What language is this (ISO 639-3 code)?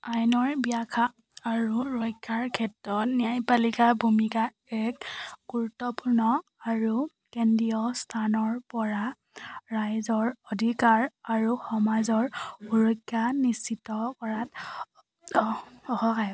asm